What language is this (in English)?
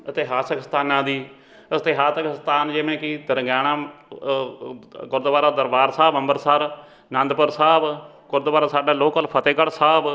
Punjabi